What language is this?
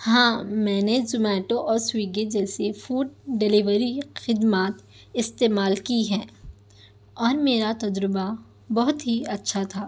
Urdu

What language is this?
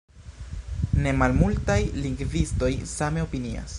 Esperanto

